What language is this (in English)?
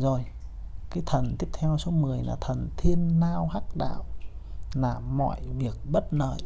Vietnamese